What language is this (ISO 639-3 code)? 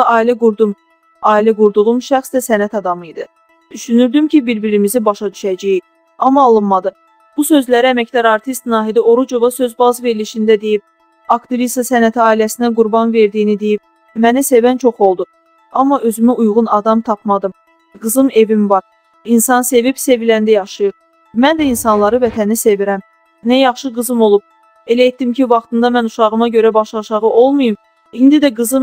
tur